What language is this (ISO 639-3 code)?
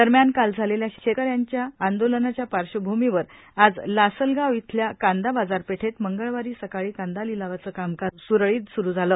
mar